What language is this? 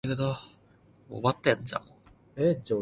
Cantonese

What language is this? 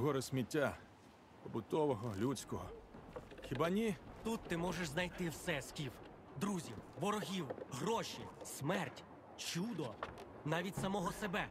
Czech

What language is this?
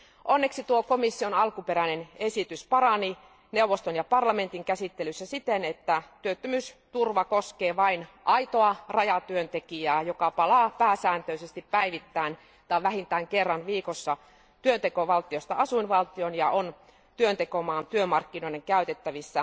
Finnish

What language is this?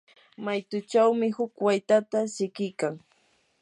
Yanahuanca Pasco Quechua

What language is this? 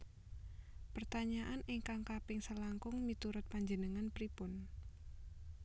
Javanese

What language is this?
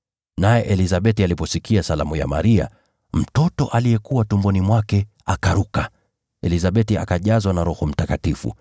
Swahili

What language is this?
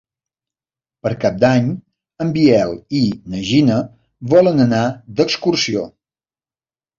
Catalan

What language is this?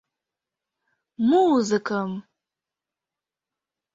Mari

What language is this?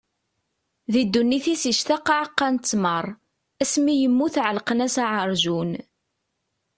Kabyle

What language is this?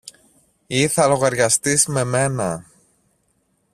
Greek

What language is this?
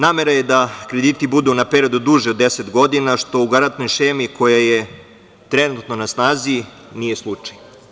Serbian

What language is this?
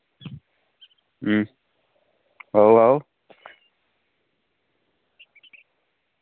Dogri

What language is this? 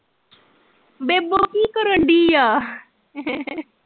Punjabi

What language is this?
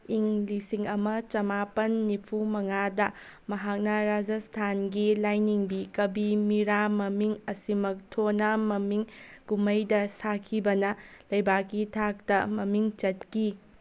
Manipuri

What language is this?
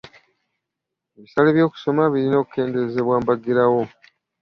Ganda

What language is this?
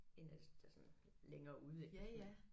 Danish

